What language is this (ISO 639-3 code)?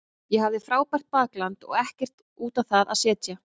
isl